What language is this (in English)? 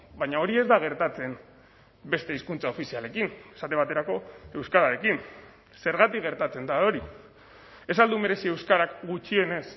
Basque